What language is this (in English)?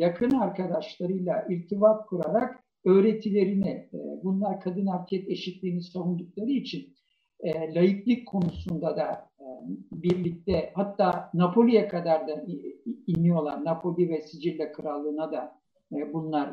Turkish